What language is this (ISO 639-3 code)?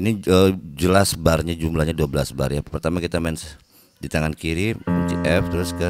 ind